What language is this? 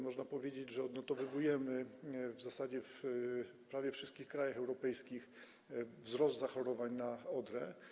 Polish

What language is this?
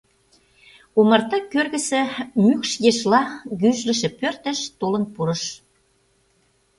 Mari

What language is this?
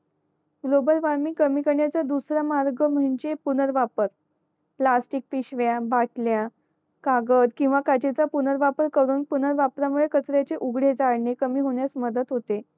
Marathi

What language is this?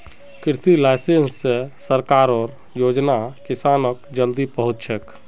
Magahi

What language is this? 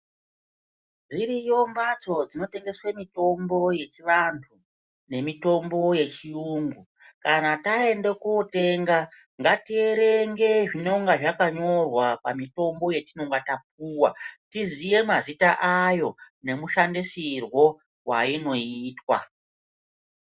Ndau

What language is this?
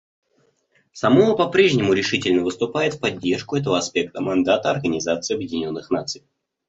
Russian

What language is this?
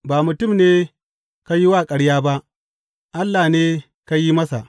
Hausa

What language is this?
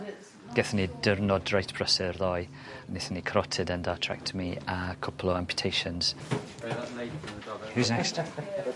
Welsh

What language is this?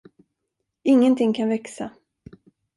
Swedish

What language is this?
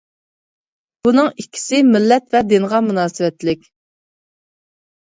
Uyghur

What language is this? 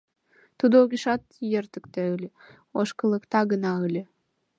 Mari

